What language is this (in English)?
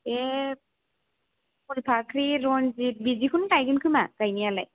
Bodo